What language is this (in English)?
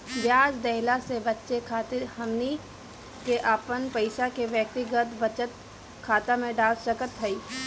Bhojpuri